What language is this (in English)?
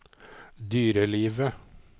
Norwegian